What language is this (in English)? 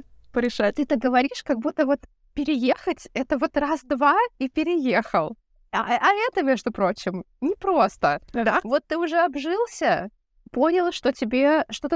Russian